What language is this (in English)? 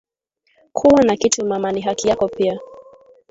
Swahili